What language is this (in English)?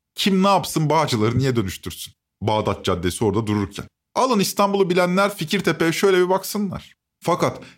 Turkish